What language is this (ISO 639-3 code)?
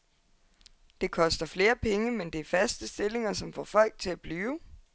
dan